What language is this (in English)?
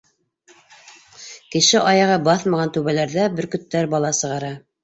Bashkir